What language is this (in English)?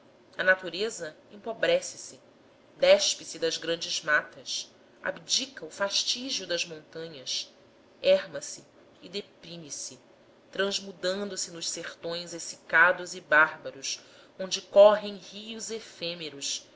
Portuguese